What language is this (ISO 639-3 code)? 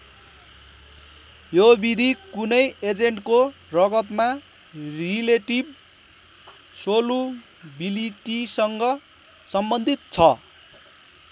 nep